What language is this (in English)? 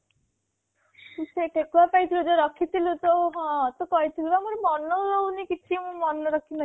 Odia